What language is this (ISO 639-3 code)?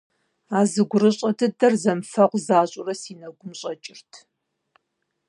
kbd